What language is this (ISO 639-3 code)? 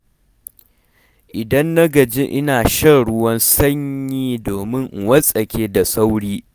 hau